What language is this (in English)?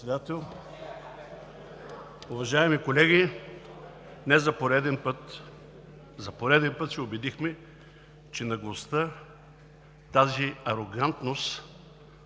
Bulgarian